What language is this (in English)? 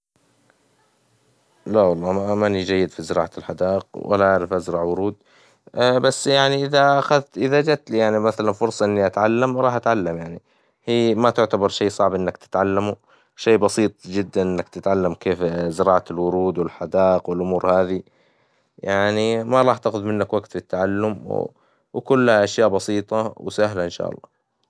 Hijazi Arabic